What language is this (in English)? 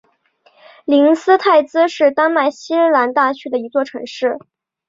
Chinese